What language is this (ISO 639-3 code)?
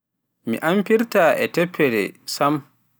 fuf